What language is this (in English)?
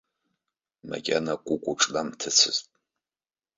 Abkhazian